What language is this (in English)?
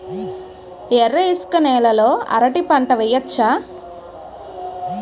Telugu